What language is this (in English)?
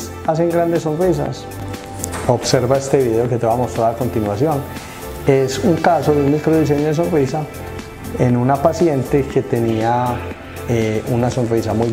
Spanish